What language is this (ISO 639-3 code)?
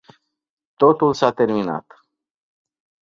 ron